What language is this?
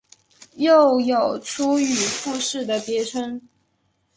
Chinese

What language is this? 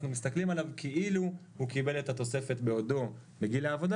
Hebrew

